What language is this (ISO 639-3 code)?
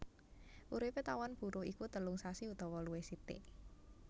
jav